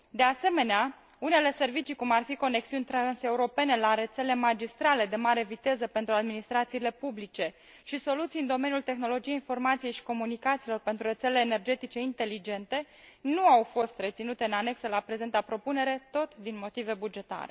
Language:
Romanian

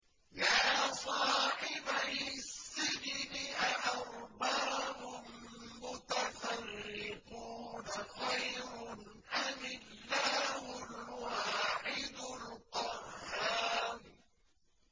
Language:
Arabic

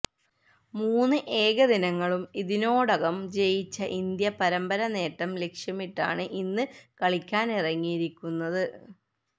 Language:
Malayalam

